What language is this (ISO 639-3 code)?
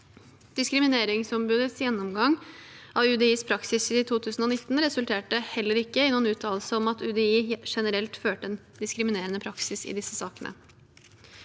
nor